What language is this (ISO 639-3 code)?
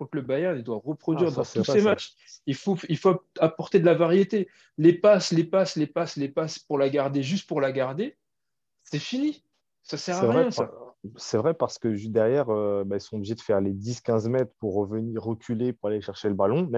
fra